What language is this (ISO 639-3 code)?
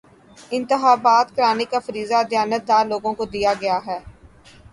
urd